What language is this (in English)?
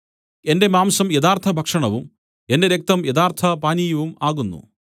Malayalam